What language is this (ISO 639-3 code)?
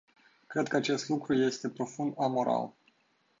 ron